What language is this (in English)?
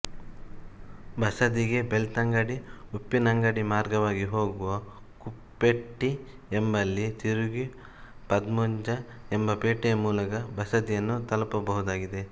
Kannada